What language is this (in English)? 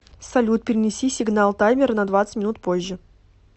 Russian